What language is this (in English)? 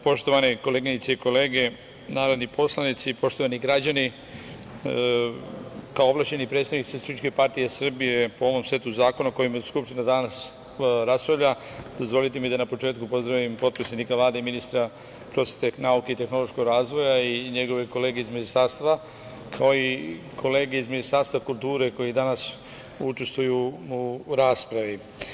Serbian